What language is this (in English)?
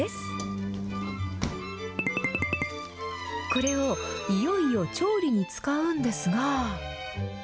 Japanese